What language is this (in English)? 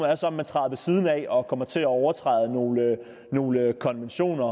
Danish